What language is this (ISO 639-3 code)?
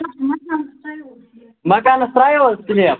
kas